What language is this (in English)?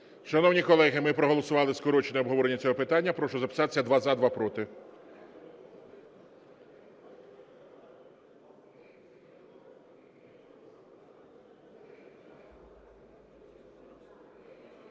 Ukrainian